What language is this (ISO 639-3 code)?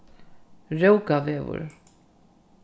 fao